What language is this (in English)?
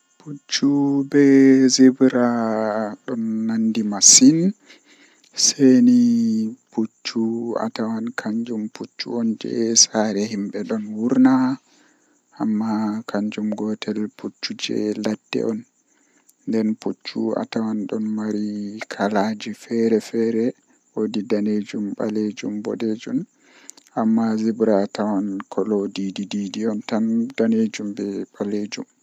Western Niger Fulfulde